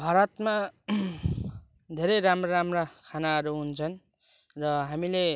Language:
Nepali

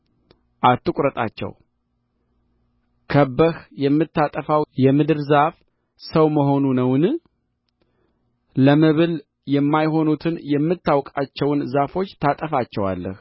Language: Amharic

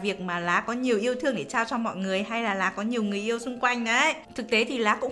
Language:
Vietnamese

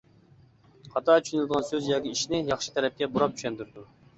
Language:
Uyghur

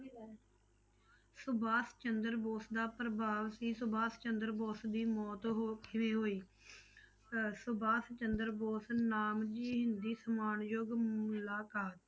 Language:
Punjabi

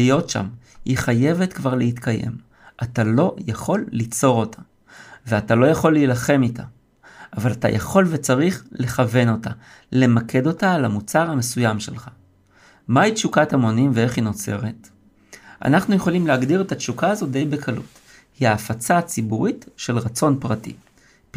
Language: Hebrew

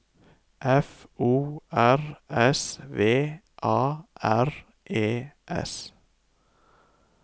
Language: Norwegian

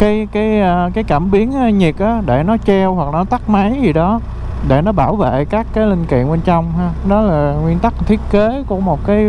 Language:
Vietnamese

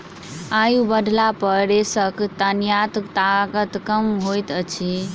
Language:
Maithili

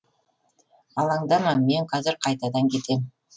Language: Kazakh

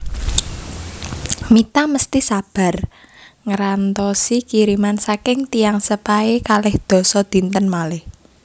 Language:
Javanese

